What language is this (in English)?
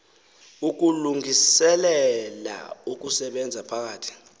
Xhosa